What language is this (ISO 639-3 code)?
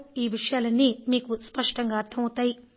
tel